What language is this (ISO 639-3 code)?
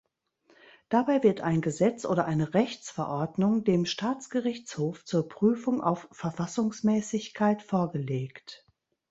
deu